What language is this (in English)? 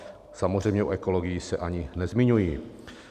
Czech